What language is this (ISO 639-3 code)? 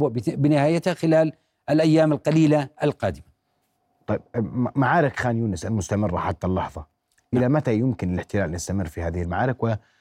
ara